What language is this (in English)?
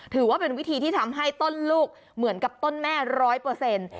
Thai